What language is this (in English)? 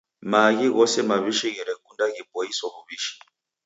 Taita